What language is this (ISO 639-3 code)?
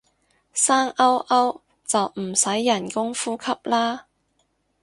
yue